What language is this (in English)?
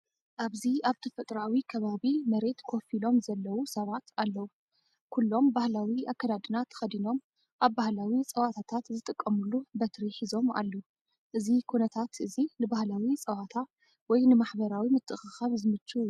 Tigrinya